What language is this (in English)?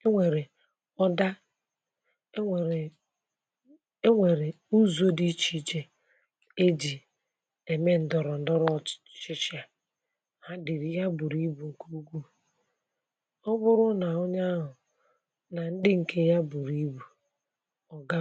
Igbo